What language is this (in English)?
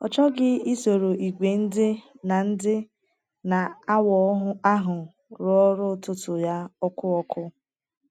Igbo